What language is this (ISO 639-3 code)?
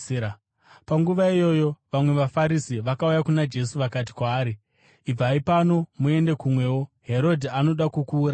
sna